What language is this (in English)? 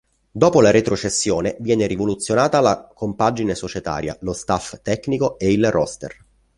Italian